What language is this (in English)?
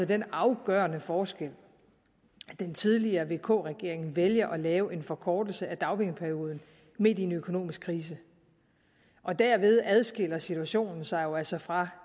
Danish